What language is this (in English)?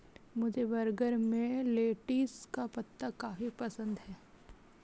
Hindi